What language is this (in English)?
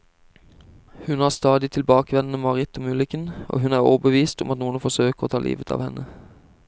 Norwegian